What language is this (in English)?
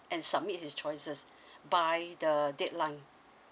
English